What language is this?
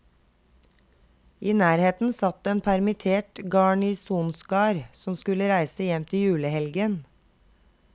Norwegian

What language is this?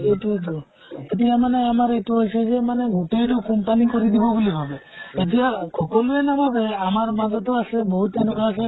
Assamese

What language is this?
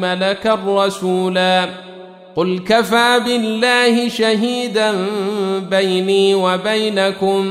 Arabic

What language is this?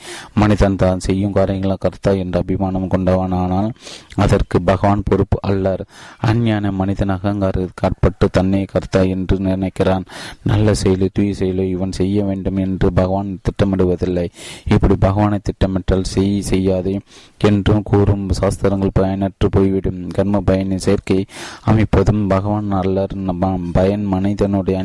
Tamil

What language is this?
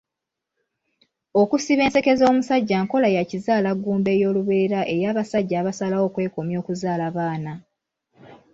Ganda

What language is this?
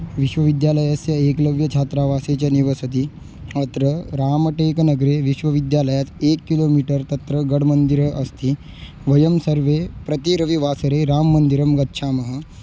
Sanskrit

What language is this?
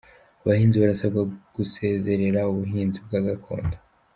Kinyarwanda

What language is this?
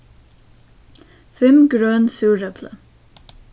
Faroese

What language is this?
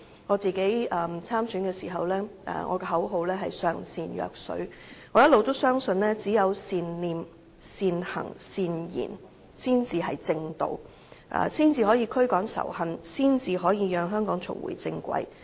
Cantonese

